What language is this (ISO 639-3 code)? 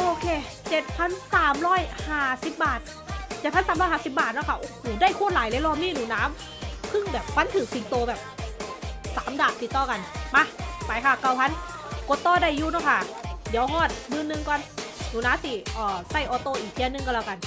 tha